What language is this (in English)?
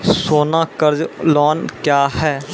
Maithili